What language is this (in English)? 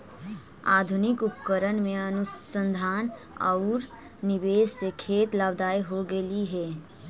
Magahi